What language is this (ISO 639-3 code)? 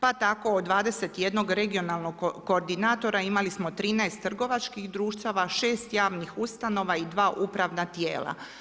hrv